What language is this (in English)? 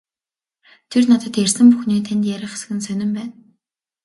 Mongolian